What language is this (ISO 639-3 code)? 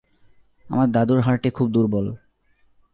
ben